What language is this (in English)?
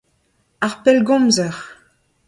Breton